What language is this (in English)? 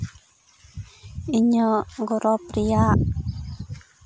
Santali